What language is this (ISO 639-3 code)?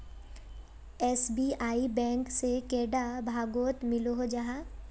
mag